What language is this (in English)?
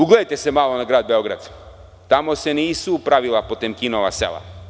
Serbian